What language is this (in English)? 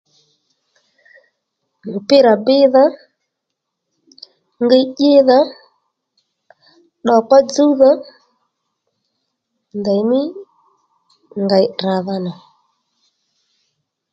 Lendu